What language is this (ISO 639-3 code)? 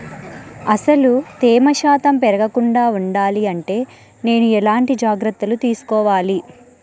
tel